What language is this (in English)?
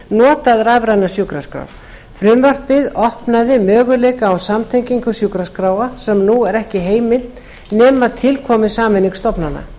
Icelandic